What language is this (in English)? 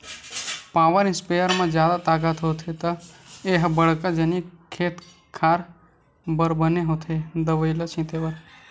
Chhattisgarhi